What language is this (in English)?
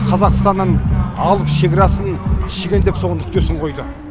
Kazakh